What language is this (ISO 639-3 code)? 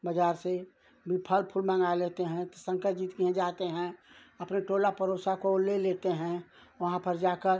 hin